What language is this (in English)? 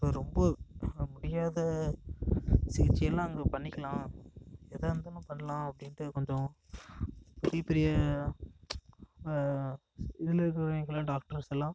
Tamil